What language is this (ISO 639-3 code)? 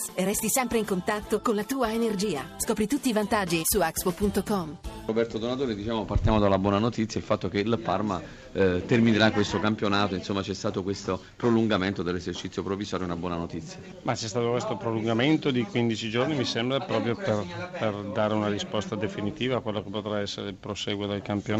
ita